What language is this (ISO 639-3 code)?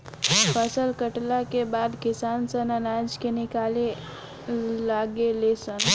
bho